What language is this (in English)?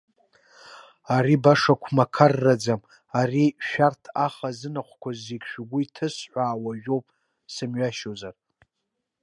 Abkhazian